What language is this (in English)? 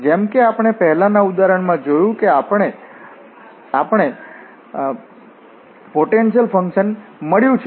Gujarati